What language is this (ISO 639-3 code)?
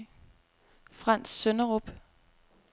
dan